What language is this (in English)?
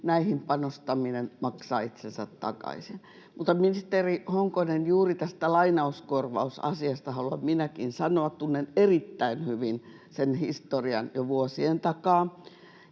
Finnish